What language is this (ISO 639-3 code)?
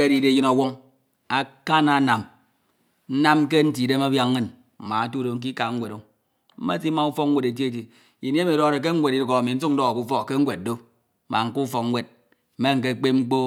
itw